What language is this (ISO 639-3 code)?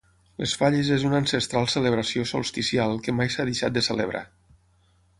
cat